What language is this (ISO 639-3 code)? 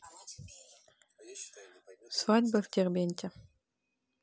rus